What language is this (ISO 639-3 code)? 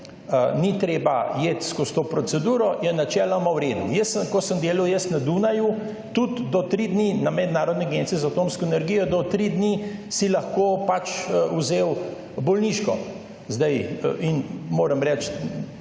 slv